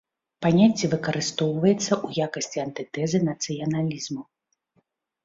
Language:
Belarusian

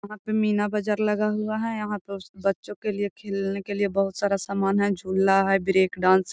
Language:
Magahi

